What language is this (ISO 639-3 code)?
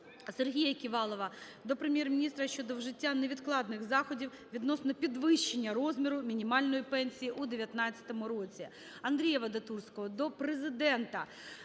ukr